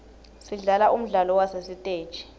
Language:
Swati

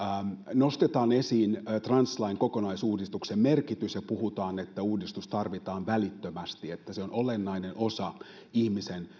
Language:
Finnish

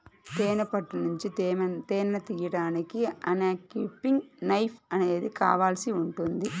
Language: Telugu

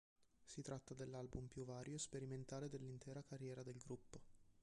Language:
Italian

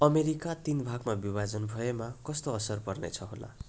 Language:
Nepali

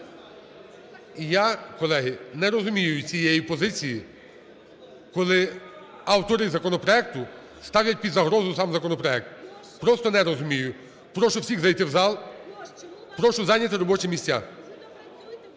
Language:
Ukrainian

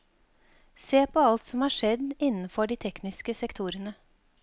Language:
Norwegian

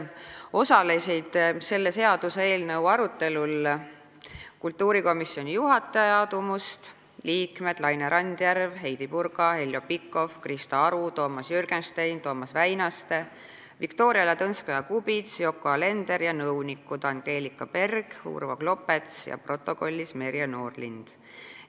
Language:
Estonian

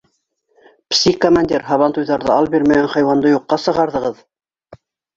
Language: Bashkir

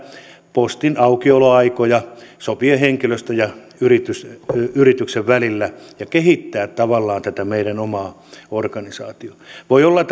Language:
Finnish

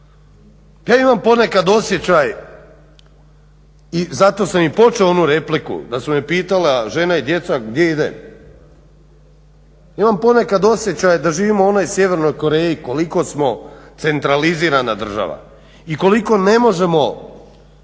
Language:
Croatian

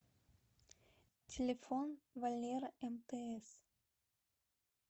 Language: Russian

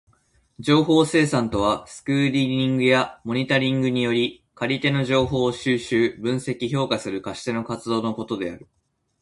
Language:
Japanese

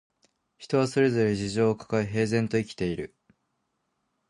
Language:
Japanese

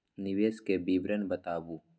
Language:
Maithili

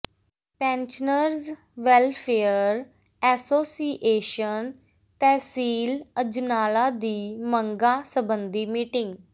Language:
Punjabi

